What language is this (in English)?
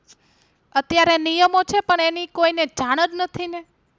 Gujarati